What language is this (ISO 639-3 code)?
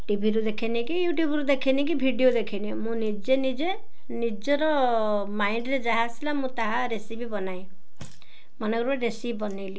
ori